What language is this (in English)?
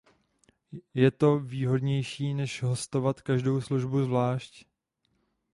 Czech